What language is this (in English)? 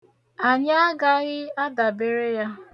Igbo